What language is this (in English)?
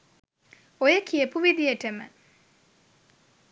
Sinhala